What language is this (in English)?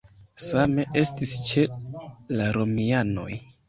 Esperanto